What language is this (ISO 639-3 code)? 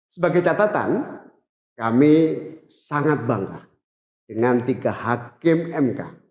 ind